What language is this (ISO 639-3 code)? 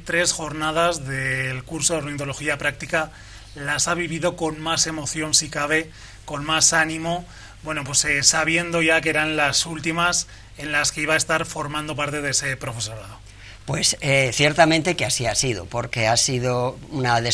spa